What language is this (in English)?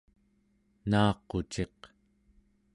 Central Yupik